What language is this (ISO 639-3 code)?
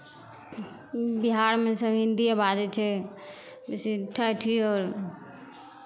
mai